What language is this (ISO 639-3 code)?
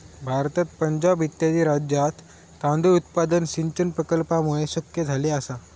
mar